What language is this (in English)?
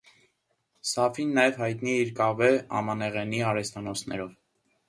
Armenian